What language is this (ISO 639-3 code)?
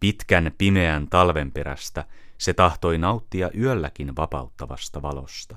fin